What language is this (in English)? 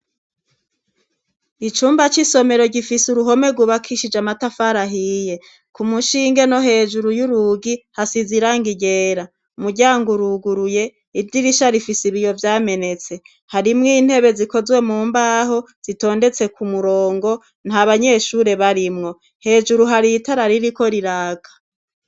Rundi